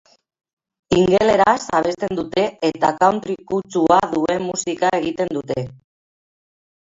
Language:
Basque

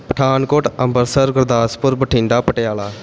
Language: Punjabi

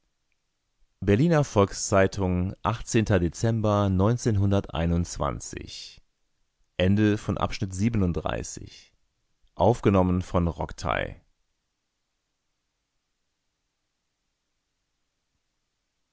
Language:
German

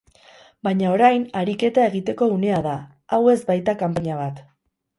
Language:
Basque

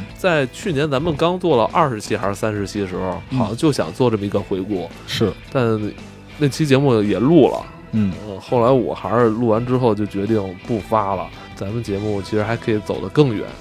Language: Chinese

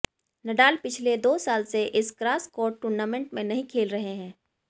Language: Hindi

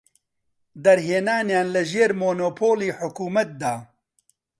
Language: Central Kurdish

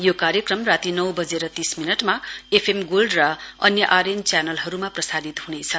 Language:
Nepali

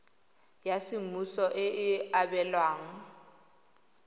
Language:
Tswana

